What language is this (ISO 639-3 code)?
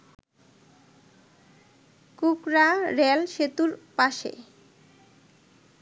ben